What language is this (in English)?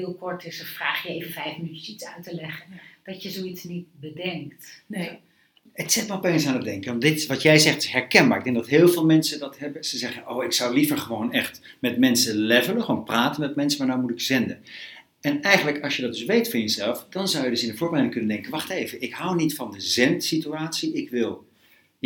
Dutch